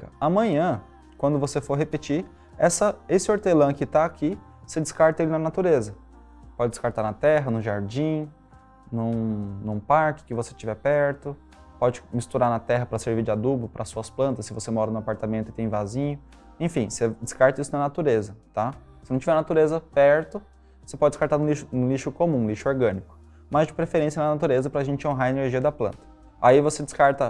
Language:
Portuguese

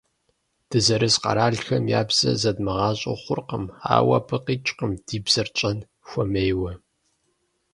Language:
Kabardian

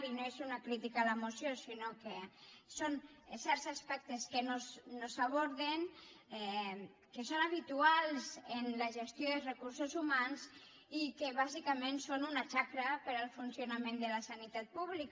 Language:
Catalan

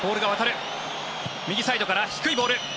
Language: Japanese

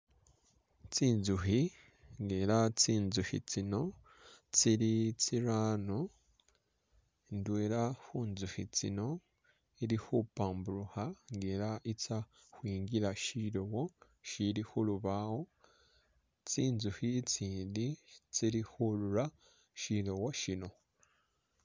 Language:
Masaaba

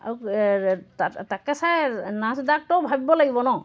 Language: Assamese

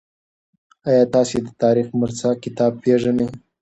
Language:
Pashto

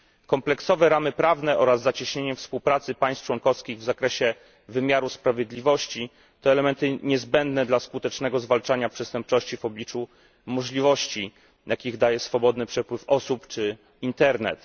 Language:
Polish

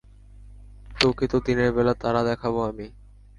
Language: Bangla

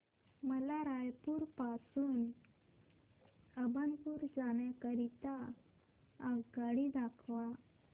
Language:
Marathi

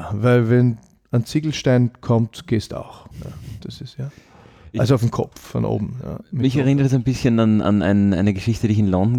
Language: German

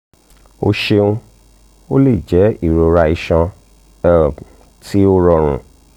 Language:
Yoruba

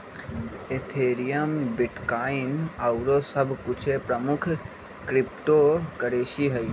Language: Magahi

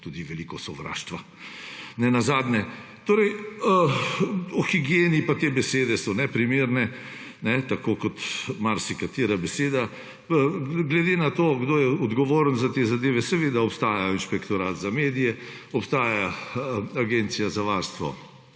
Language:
Slovenian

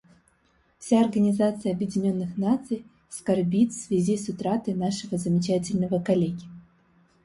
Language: Russian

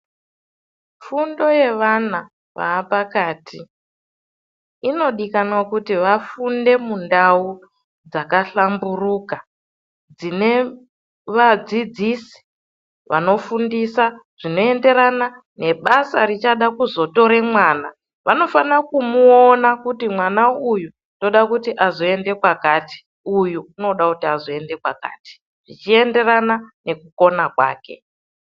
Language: Ndau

